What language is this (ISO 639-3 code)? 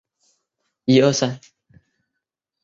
zho